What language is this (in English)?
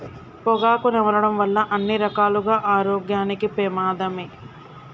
Telugu